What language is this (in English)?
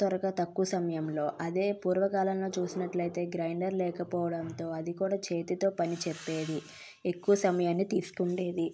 Telugu